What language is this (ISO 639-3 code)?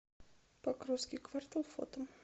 rus